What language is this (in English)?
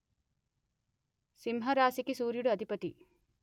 Telugu